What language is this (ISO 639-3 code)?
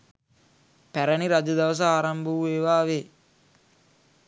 sin